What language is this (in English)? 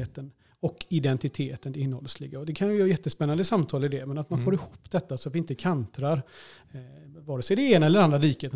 Swedish